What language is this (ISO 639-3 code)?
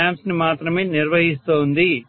tel